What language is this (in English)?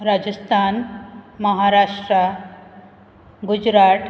Konkani